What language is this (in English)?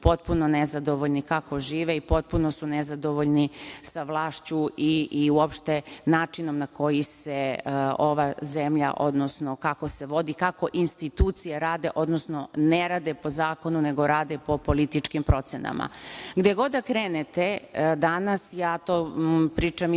Serbian